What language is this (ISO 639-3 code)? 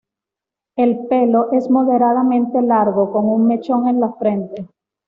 spa